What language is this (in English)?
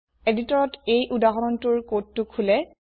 Assamese